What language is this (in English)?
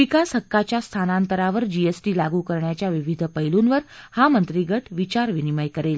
Marathi